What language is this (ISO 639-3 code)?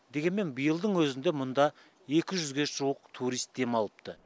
kaz